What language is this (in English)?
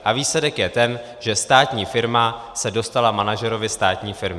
Czech